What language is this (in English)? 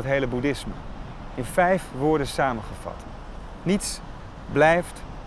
Dutch